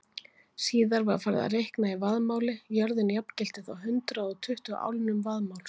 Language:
Icelandic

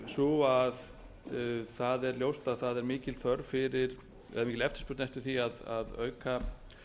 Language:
Icelandic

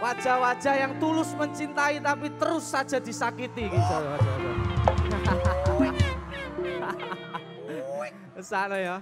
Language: Indonesian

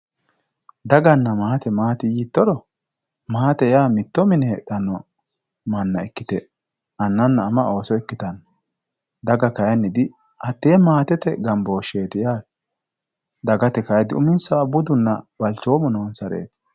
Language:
Sidamo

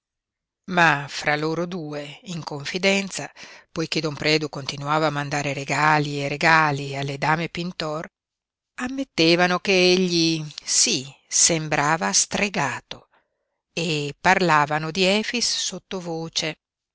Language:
Italian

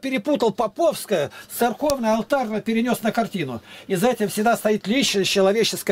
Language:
Russian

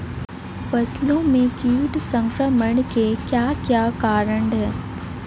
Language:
Hindi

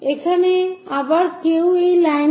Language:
Bangla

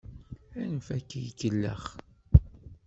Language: Kabyle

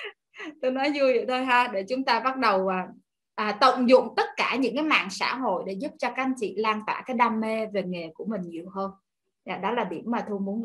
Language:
Vietnamese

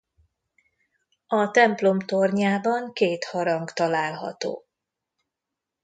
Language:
Hungarian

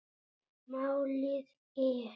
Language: Icelandic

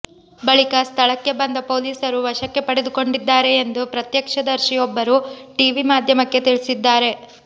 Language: Kannada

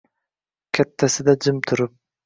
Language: Uzbek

